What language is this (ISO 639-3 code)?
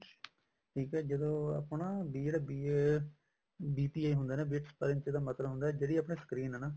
pan